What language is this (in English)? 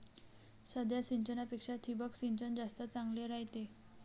Marathi